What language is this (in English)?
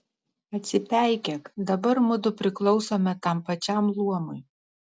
Lithuanian